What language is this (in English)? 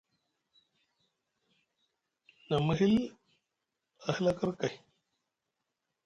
Musgu